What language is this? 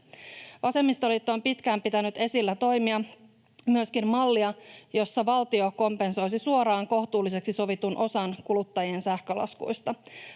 Finnish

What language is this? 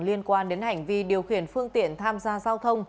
Vietnamese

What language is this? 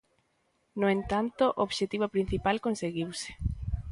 Galician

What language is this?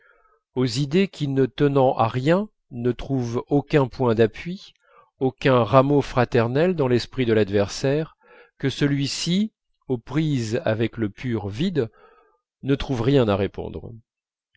French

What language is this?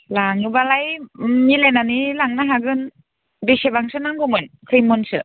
Bodo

